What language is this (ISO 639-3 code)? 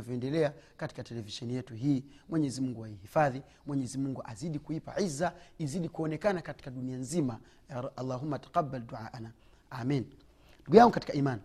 swa